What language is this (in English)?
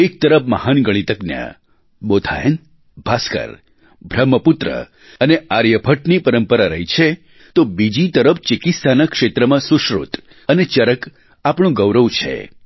Gujarati